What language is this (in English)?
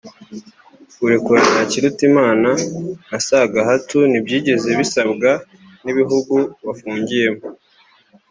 Kinyarwanda